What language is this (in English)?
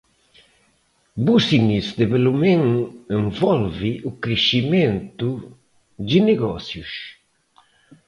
Portuguese